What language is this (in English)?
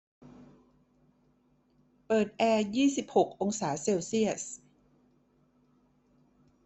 Thai